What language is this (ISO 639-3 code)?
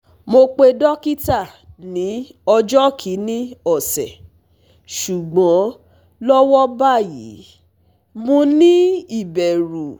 yor